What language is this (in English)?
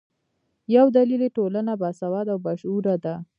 Pashto